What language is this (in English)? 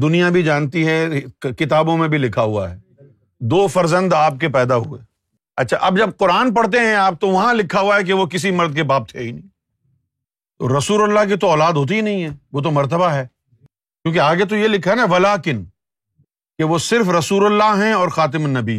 Urdu